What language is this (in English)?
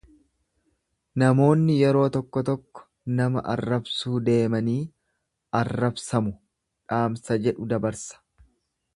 Oromo